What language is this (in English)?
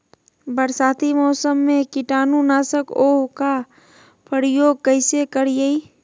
Magahi